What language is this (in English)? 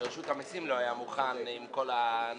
Hebrew